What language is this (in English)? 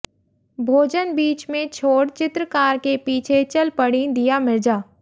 Hindi